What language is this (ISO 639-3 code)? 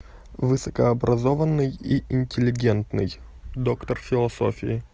rus